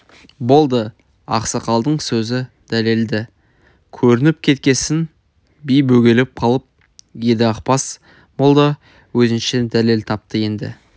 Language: Kazakh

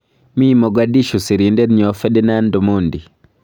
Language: Kalenjin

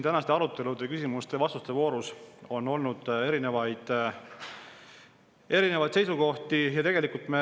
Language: Estonian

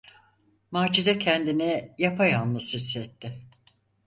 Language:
Turkish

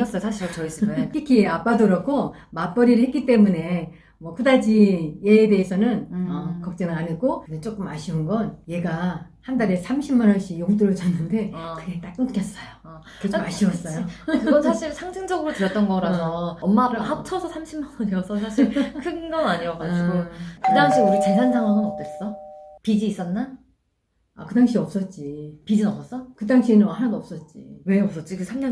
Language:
Korean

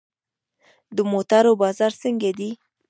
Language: Pashto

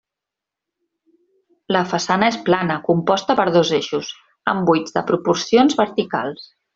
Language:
Catalan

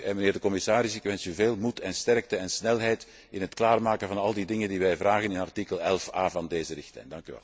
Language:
Dutch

